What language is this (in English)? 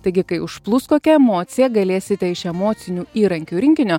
Lithuanian